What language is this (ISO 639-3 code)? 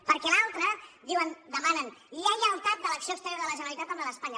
cat